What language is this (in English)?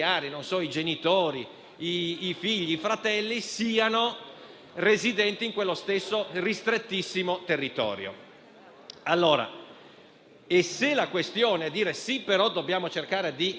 Italian